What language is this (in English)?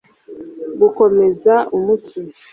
Kinyarwanda